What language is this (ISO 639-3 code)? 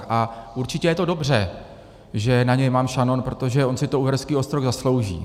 ces